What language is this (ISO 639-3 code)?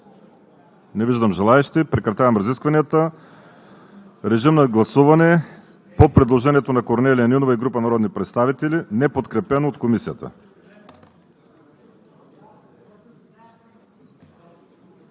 bul